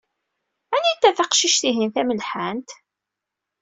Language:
Kabyle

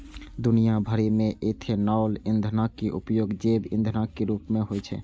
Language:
Maithili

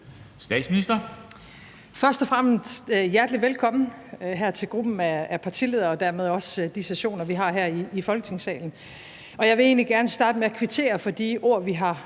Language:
Danish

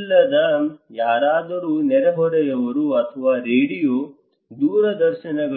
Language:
Kannada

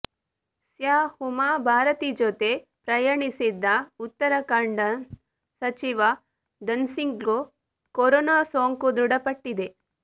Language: Kannada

